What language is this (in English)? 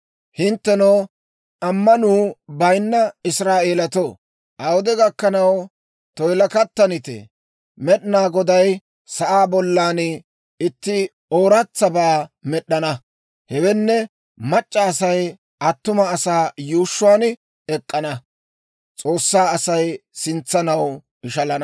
Dawro